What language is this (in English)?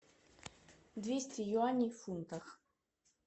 Russian